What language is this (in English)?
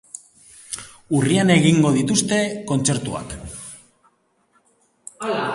Basque